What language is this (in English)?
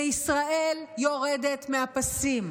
Hebrew